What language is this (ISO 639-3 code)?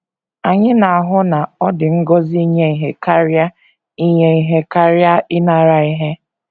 ibo